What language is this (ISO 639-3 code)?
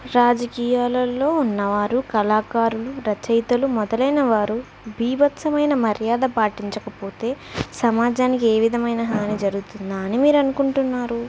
tel